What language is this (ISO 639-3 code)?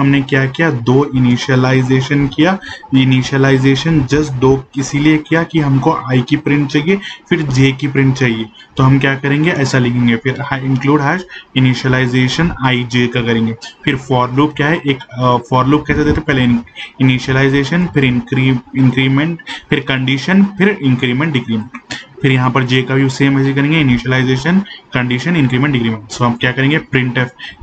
hin